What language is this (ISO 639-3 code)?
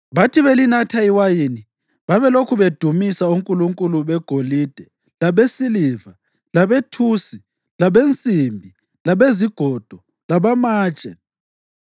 nde